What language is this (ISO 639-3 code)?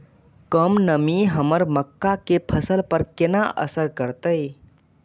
mai